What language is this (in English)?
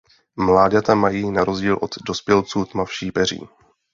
Czech